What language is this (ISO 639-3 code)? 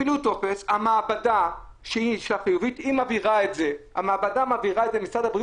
heb